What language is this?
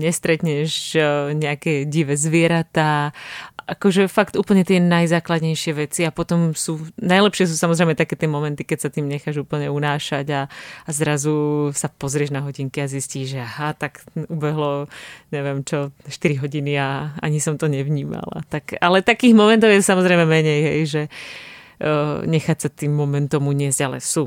Czech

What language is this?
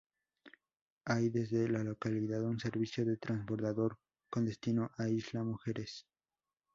Spanish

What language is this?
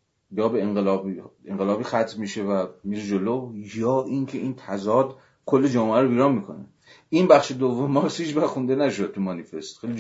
Persian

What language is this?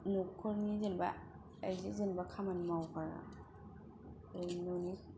Bodo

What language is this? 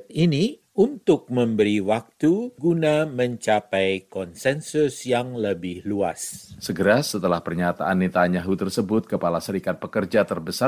Indonesian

